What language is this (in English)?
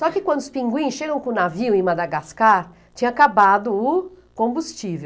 Portuguese